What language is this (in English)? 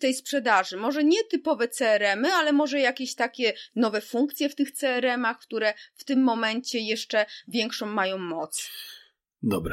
Polish